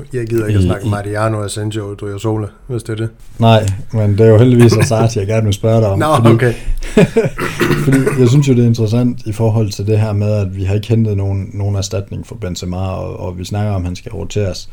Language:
Danish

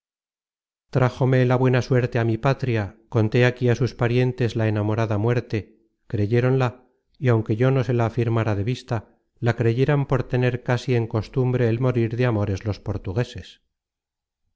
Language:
Spanish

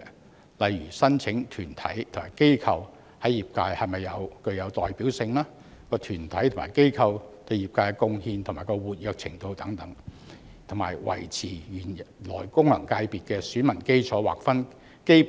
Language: Cantonese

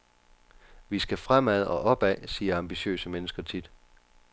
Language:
Danish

